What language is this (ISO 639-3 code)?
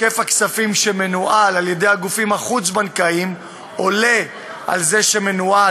heb